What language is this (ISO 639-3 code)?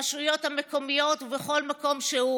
heb